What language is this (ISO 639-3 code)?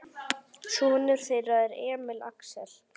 isl